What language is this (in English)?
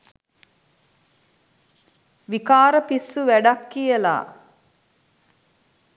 Sinhala